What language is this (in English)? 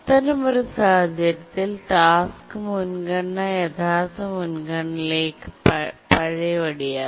Malayalam